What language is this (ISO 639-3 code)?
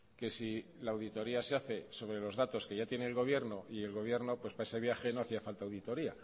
spa